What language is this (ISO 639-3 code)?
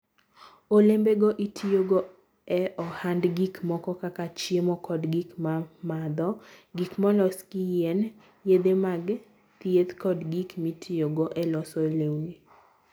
luo